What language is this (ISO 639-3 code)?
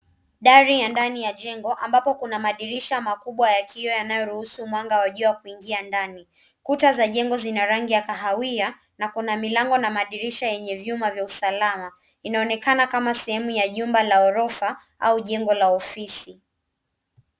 swa